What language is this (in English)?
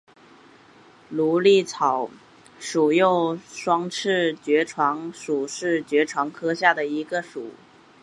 Chinese